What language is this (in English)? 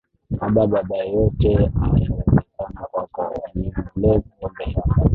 Swahili